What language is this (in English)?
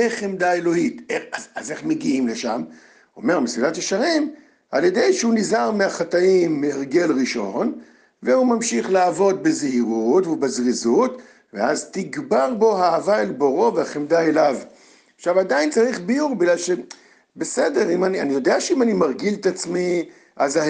Hebrew